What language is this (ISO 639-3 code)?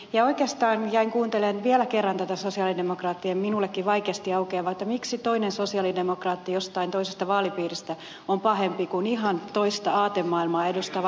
fin